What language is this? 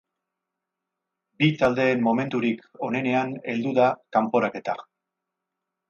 Basque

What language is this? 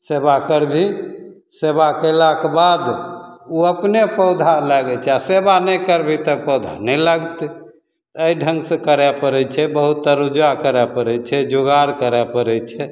Maithili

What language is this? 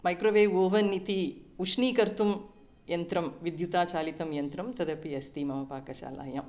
Sanskrit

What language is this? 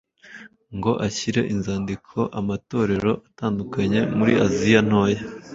Kinyarwanda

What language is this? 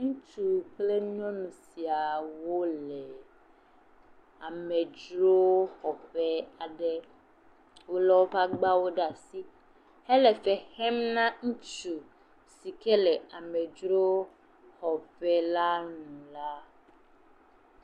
Ewe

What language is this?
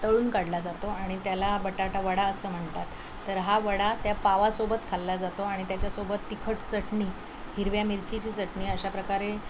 Marathi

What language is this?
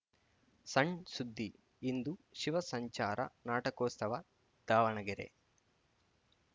Kannada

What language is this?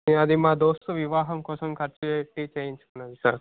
Telugu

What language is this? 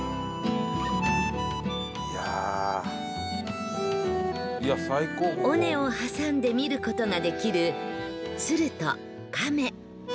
Japanese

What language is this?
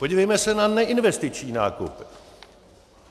Czech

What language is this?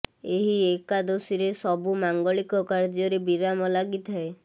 Odia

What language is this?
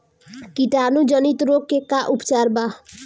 Bhojpuri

